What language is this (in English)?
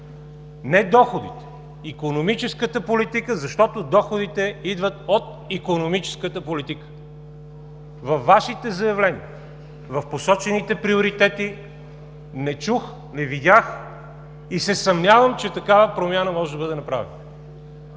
Bulgarian